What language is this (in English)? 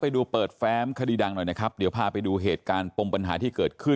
Thai